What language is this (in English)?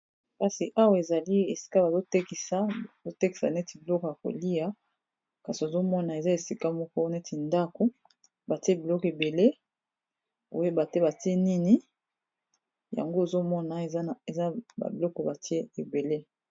Lingala